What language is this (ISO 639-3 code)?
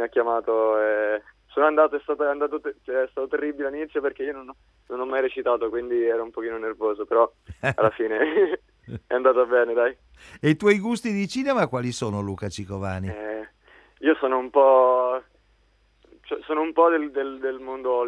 ita